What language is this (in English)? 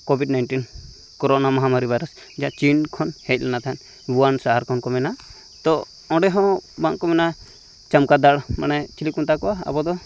Santali